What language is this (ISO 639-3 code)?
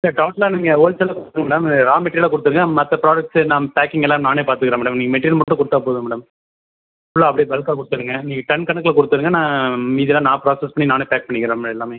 tam